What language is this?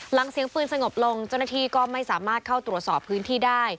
Thai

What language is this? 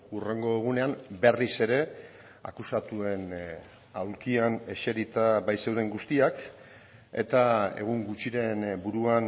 Basque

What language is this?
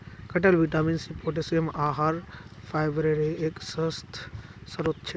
Magahi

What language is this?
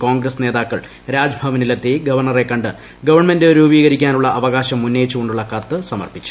Malayalam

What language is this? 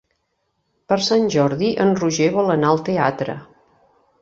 Catalan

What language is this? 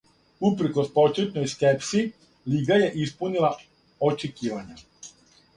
Serbian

